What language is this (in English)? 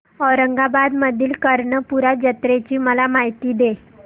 Marathi